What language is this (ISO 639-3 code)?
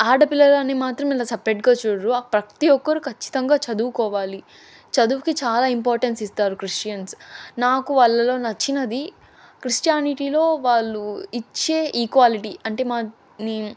tel